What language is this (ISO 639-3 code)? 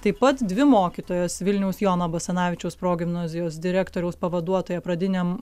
lit